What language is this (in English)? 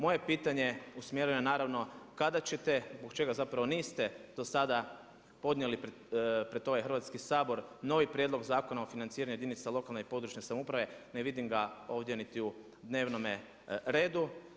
Croatian